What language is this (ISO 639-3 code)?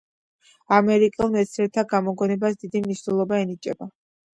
kat